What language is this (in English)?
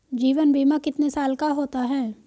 Hindi